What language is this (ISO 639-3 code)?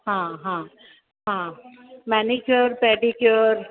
snd